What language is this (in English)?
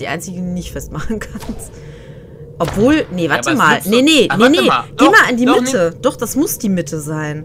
German